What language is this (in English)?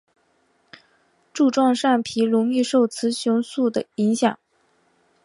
Chinese